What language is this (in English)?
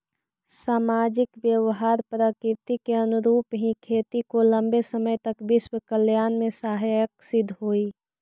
Magahi